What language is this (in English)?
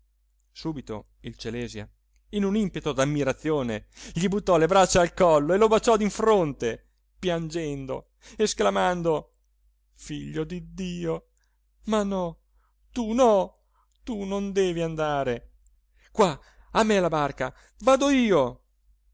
Italian